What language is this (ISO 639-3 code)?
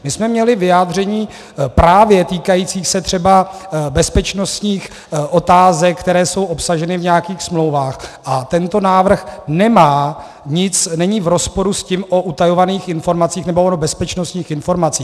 ces